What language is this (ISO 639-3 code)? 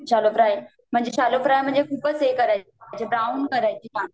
mar